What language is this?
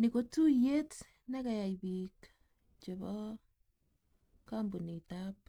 Kalenjin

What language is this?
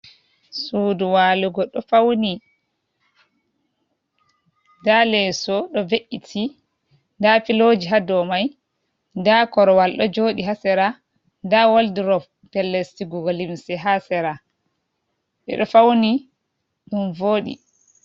Fula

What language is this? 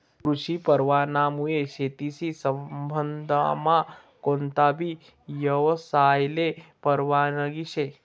Marathi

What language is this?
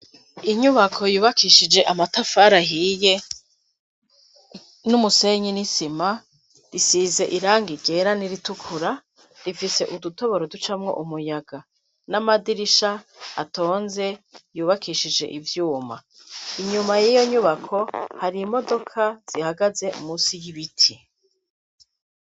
Rundi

